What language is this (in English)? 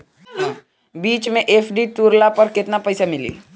Bhojpuri